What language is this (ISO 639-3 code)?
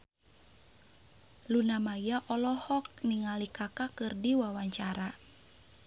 sun